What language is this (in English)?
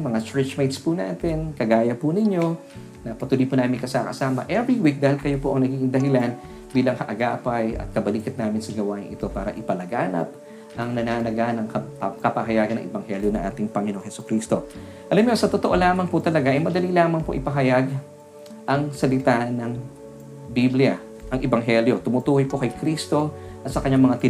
Filipino